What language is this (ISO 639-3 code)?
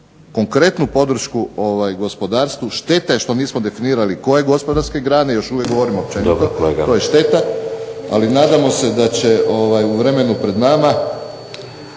hrv